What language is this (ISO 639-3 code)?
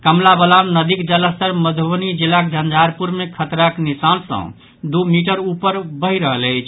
mai